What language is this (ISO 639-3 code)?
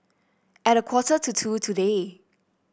eng